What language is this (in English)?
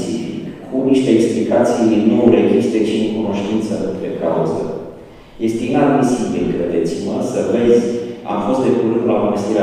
Romanian